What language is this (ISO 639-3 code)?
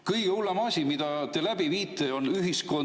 est